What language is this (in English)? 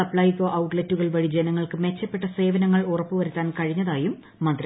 Malayalam